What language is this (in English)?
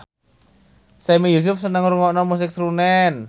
Javanese